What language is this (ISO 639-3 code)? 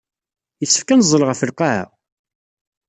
kab